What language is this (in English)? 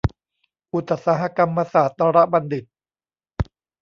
Thai